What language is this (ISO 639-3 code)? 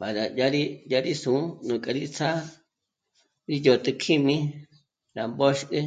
mmc